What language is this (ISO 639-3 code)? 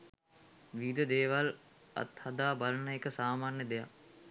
sin